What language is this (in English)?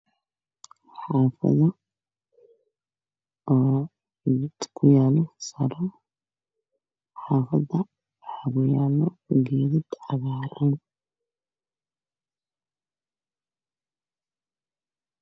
Somali